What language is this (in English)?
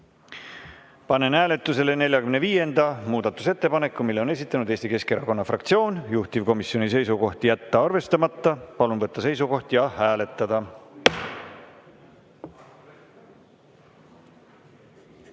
Estonian